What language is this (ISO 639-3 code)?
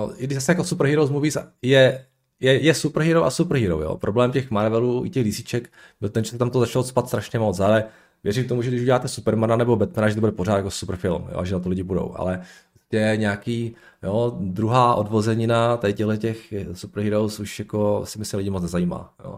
ces